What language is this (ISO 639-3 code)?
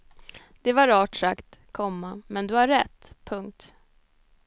swe